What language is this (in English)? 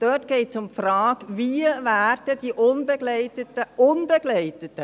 Swiss German